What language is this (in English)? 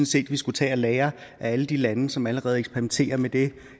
Danish